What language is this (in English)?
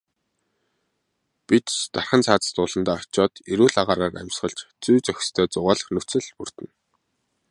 Mongolian